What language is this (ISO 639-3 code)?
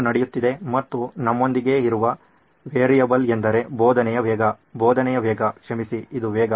kan